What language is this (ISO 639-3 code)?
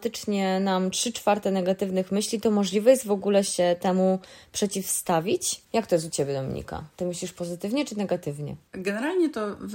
pol